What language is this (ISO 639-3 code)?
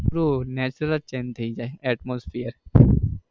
guj